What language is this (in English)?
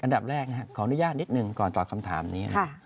Thai